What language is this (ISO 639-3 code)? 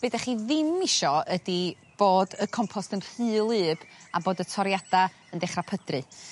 cym